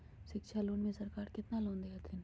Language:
Magahi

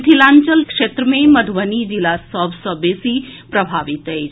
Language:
Maithili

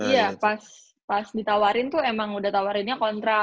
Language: Indonesian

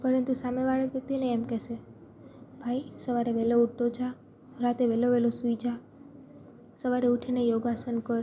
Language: Gujarati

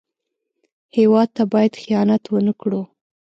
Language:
Pashto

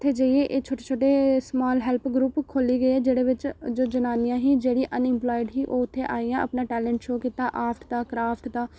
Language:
Dogri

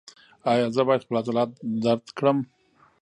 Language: Pashto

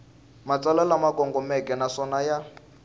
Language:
Tsonga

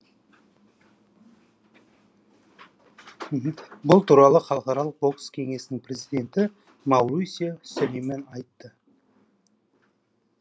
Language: Kazakh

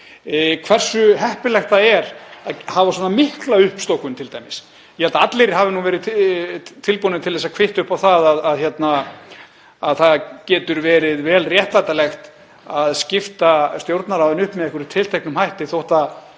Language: Icelandic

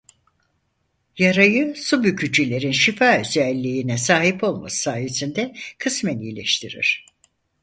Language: Turkish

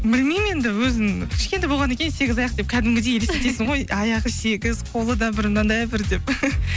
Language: Kazakh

